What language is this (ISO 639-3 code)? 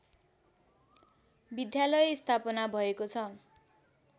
nep